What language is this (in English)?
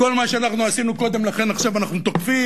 Hebrew